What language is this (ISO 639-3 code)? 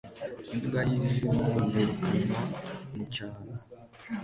kin